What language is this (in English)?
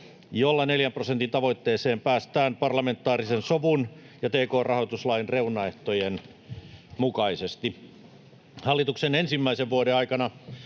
Finnish